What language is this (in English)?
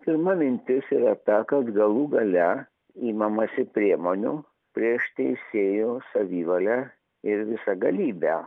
Lithuanian